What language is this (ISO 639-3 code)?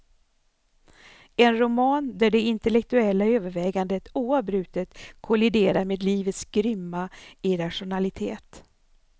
swe